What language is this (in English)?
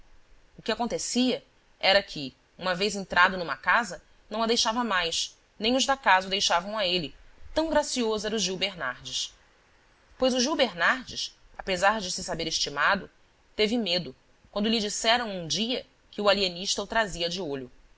Portuguese